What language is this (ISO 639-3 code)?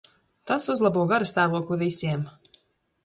lav